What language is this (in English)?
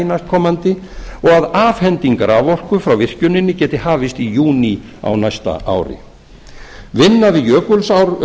Icelandic